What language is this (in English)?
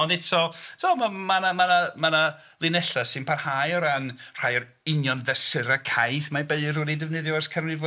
Welsh